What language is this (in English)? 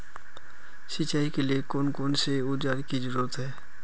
Magahi